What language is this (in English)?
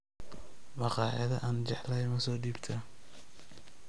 Somali